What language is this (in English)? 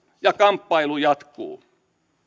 Finnish